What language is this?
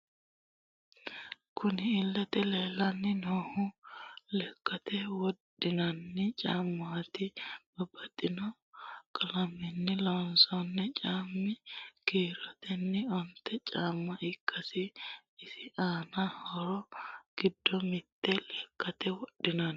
Sidamo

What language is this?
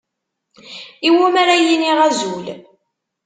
Kabyle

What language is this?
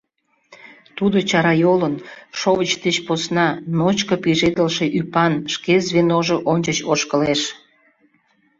Mari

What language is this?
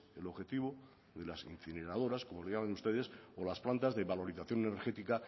Spanish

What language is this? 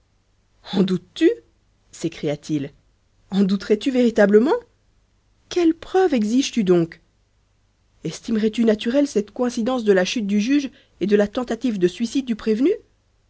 French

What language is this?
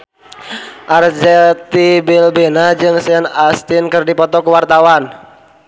Sundanese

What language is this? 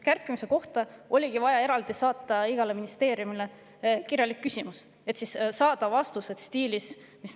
Estonian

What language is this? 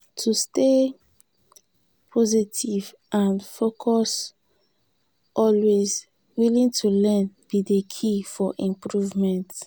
Nigerian Pidgin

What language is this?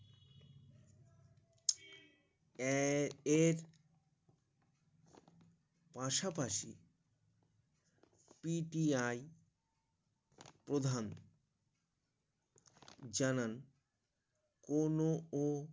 Bangla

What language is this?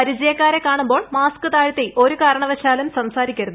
Malayalam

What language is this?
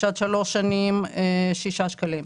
Hebrew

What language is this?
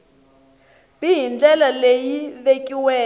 Tsonga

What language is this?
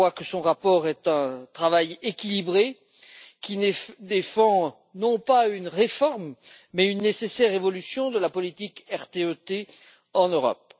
French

